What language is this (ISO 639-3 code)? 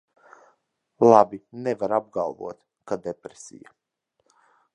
lav